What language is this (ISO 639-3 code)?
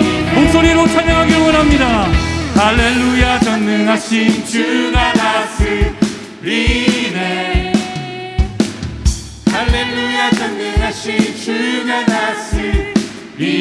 kor